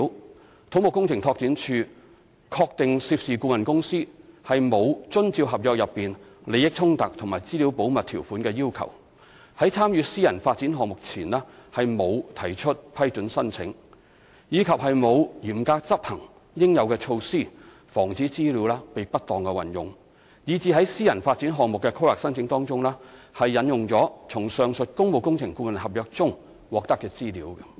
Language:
Cantonese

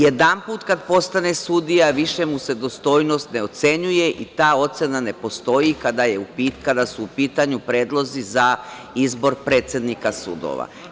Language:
Serbian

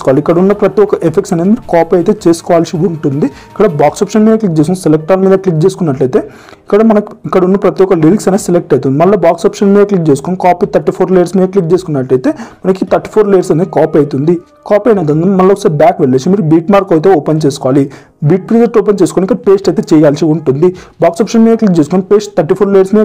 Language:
Telugu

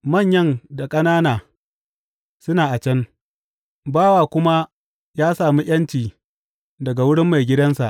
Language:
Hausa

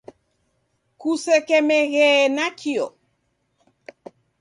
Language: Taita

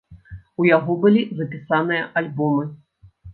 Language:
Belarusian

